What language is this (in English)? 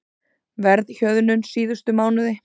Icelandic